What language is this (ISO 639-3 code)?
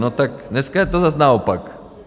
ces